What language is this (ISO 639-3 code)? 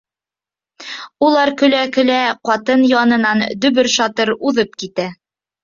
bak